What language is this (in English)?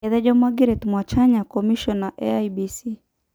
Masai